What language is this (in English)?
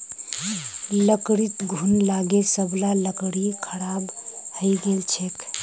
Magahi